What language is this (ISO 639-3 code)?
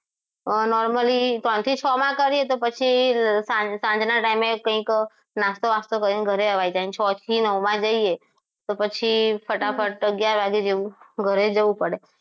guj